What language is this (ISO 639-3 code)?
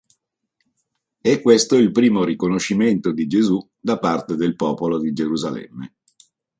ita